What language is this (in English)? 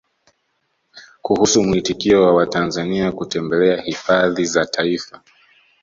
Swahili